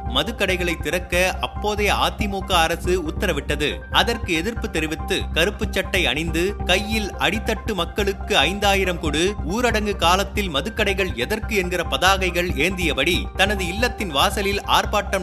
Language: Tamil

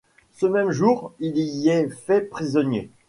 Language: French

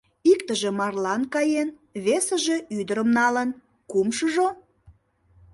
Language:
Mari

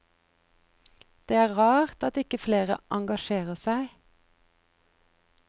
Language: Norwegian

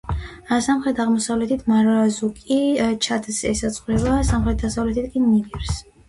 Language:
Georgian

